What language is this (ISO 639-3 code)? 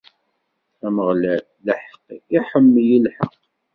kab